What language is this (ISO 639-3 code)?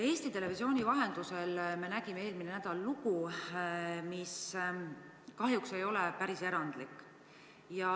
est